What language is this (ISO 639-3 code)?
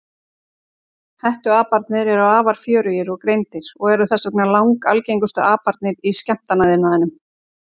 isl